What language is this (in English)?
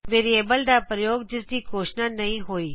Punjabi